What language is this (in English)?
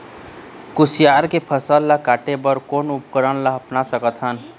Chhattisgarhi